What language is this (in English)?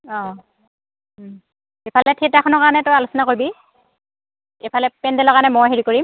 Assamese